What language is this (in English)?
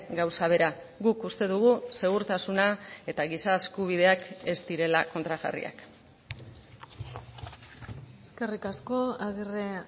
Basque